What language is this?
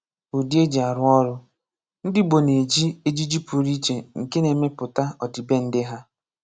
Igbo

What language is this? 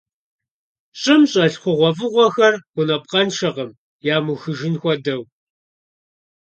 Kabardian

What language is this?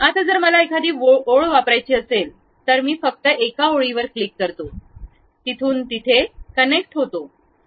Marathi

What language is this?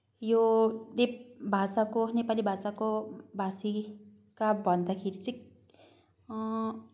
Nepali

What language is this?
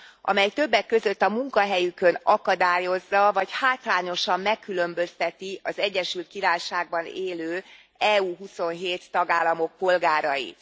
Hungarian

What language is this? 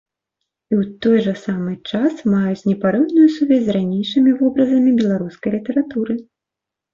Belarusian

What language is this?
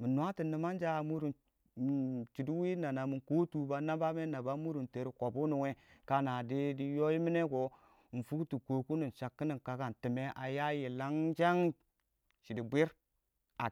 Awak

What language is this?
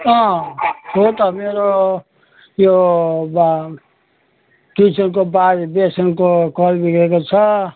Nepali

